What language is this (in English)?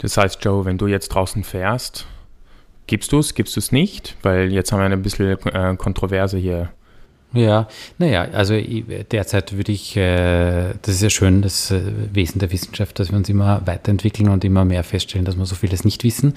German